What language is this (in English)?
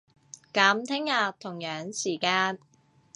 Cantonese